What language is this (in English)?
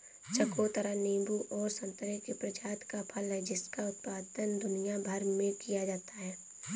Hindi